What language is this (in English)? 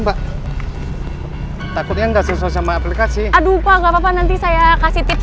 Indonesian